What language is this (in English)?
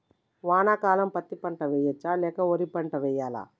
Telugu